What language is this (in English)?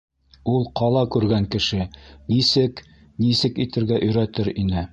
Bashkir